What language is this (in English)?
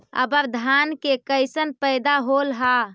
Magahi